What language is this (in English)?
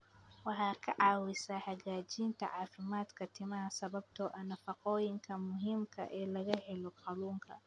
Somali